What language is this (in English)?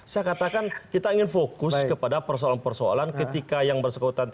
Indonesian